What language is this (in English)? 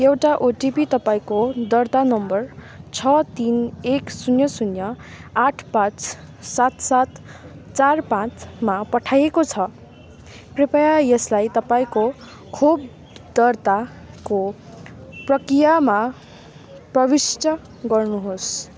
Nepali